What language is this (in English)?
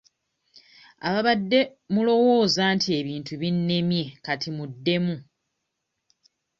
Ganda